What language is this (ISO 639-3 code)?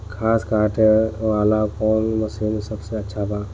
bho